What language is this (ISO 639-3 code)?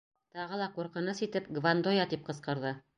bak